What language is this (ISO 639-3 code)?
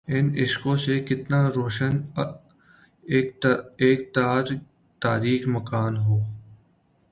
urd